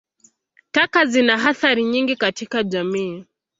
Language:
Swahili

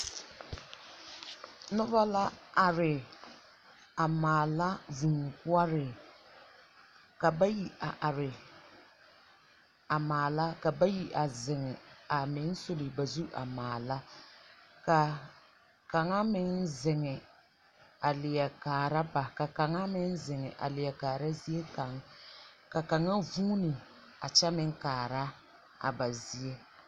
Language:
Southern Dagaare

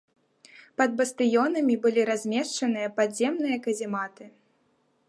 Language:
Belarusian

